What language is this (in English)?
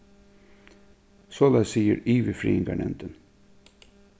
Faroese